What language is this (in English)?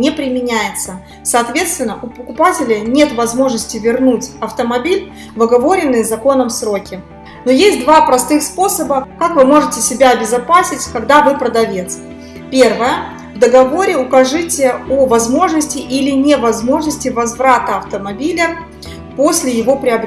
Russian